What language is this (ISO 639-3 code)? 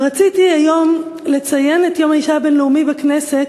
heb